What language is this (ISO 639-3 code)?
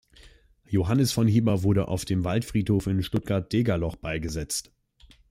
deu